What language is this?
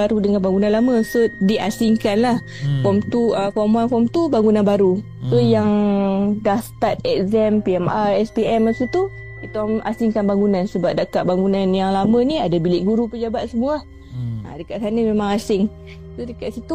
Malay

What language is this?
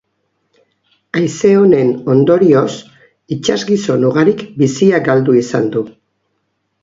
Basque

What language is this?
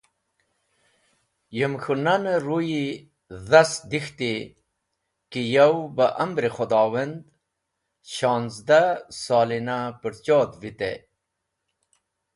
Wakhi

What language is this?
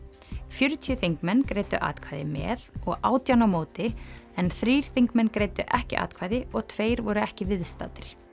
Icelandic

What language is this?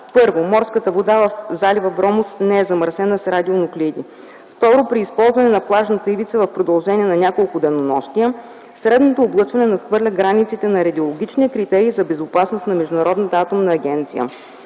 Bulgarian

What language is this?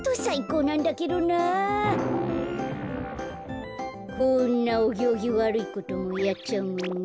Japanese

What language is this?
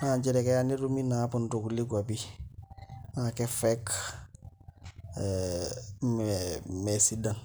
Masai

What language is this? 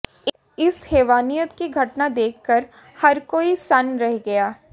Hindi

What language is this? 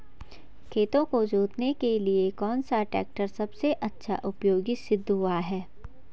Hindi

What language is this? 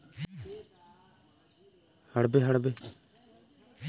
Chhattisgarhi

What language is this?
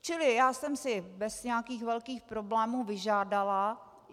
Czech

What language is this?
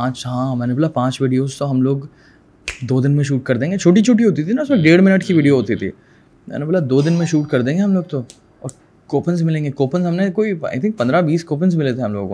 Urdu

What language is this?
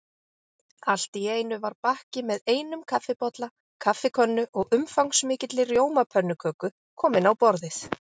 Icelandic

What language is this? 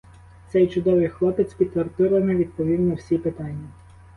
Ukrainian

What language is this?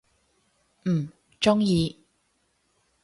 Cantonese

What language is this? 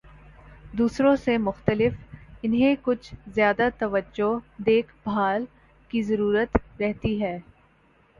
Urdu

